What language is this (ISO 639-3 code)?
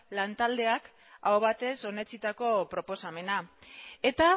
eus